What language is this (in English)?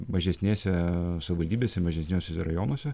Lithuanian